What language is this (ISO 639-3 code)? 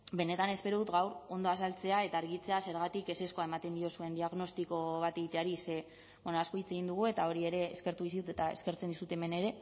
eus